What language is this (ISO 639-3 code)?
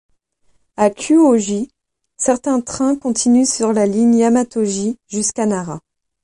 fra